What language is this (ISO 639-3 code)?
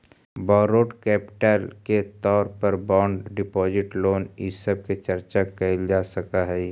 mag